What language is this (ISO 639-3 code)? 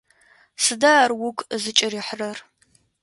ady